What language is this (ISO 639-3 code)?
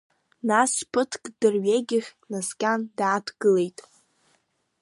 abk